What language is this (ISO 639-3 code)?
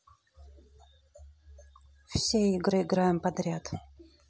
rus